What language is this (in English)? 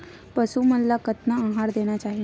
Chhattisgarhi